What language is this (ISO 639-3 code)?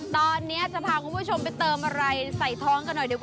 tha